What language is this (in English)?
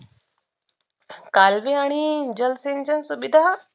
Marathi